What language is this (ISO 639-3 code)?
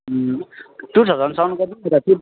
nep